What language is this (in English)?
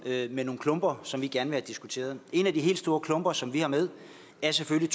Danish